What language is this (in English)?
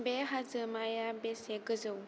Bodo